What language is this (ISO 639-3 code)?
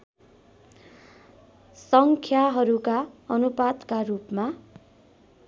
nep